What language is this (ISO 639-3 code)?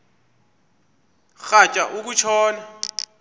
xho